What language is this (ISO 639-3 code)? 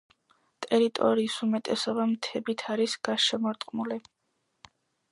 kat